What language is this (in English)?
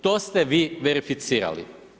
Croatian